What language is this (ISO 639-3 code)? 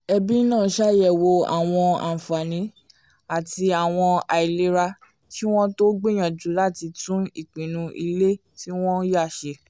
yor